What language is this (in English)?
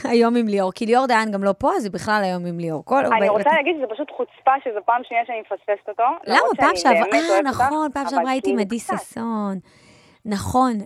Hebrew